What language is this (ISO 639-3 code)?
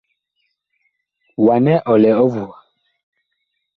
bkh